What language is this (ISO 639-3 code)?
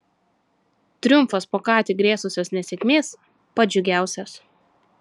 lit